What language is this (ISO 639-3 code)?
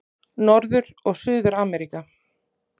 isl